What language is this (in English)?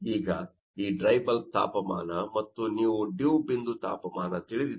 Kannada